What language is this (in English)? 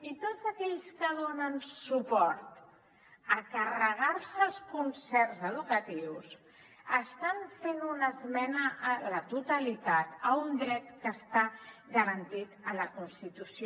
Catalan